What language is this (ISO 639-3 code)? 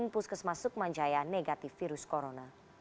ind